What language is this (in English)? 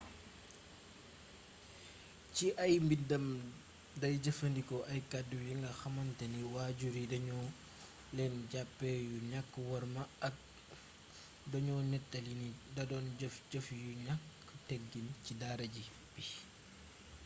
Wolof